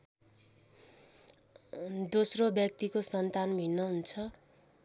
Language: Nepali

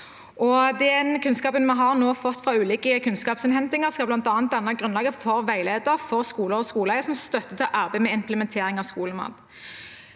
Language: Norwegian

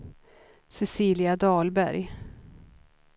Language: Swedish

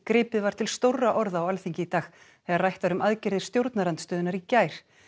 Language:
Icelandic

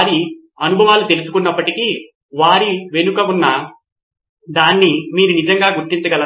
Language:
Telugu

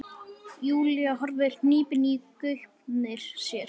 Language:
Icelandic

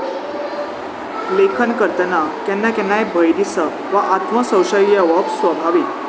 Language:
Konkani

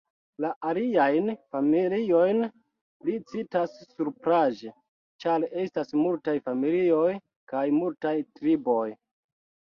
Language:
Esperanto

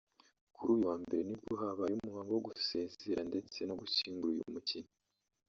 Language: Kinyarwanda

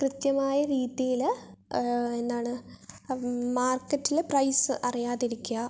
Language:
Malayalam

